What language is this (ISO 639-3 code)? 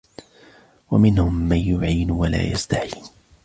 ara